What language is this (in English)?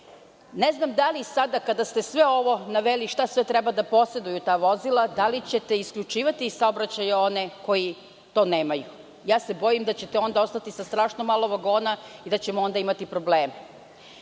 Serbian